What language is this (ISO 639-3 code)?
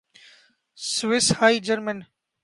urd